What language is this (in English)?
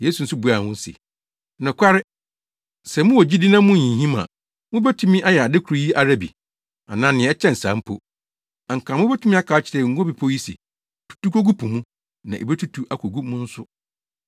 Akan